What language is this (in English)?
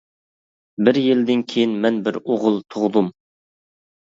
Uyghur